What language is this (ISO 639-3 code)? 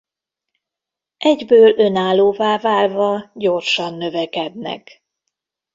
hun